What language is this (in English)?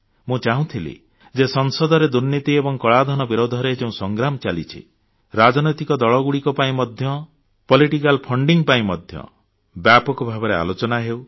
Odia